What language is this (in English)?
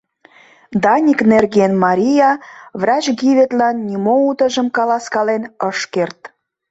Mari